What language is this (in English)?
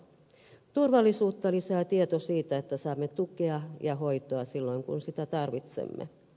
Finnish